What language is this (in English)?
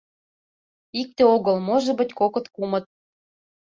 Mari